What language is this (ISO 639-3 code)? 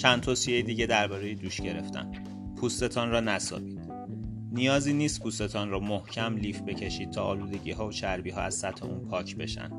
fas